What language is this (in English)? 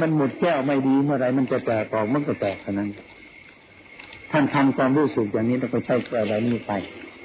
Thai